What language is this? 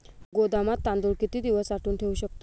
Marathi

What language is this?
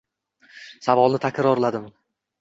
Uzbek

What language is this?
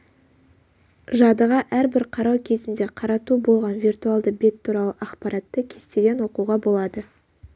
Kazakh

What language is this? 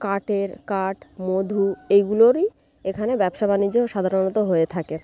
Bangla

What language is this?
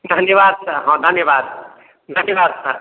Maithili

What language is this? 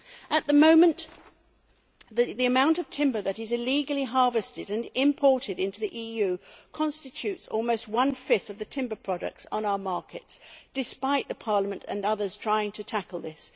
English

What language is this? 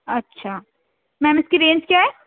Urdu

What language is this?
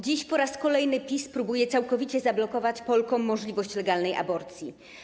Polish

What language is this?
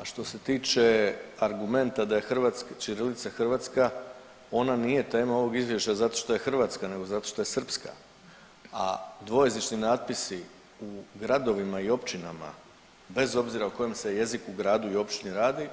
Croatian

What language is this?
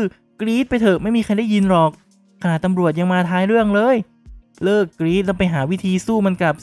Thai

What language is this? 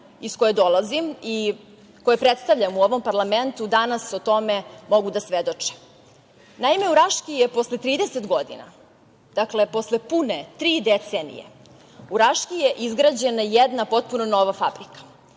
Serbian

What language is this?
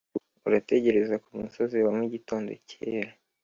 Kinyarwanda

